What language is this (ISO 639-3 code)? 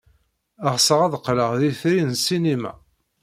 kab